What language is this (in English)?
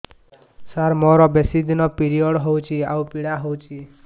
Odia